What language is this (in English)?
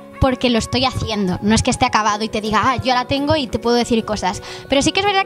Spanish